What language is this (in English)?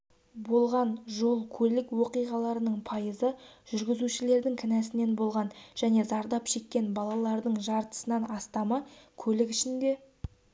Kazakh